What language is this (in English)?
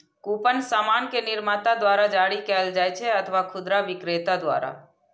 Maithili